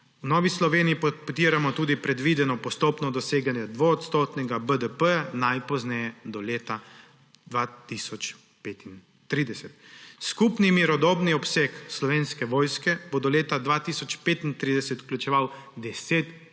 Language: Slovenian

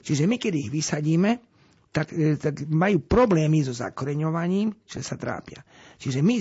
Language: Slovak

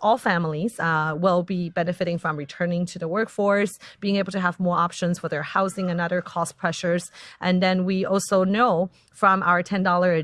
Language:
English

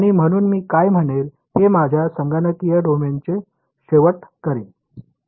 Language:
Marathi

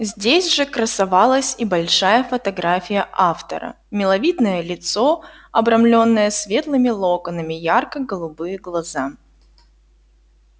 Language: Russian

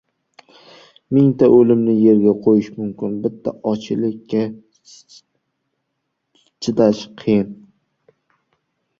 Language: Uzbek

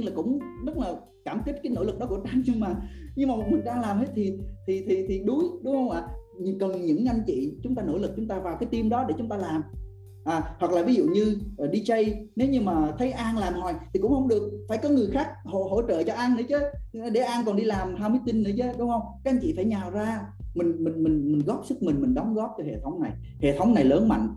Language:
Vietnamese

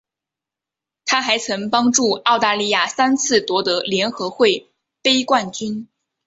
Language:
Chinese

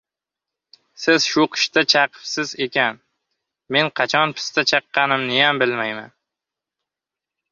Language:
Uzbek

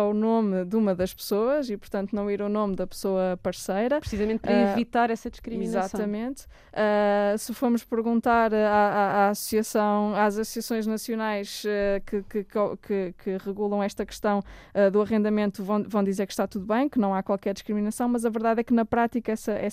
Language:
Portuguese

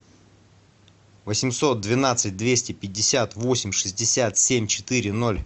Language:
Russian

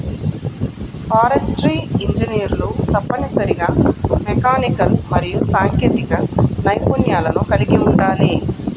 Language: Telugu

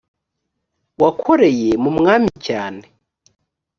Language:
Kinyarwanda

